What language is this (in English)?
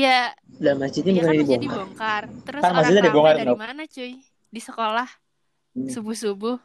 Indonesian